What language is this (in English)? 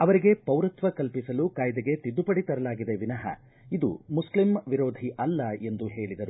Kannada